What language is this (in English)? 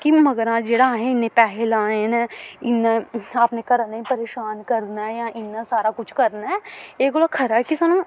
Dogri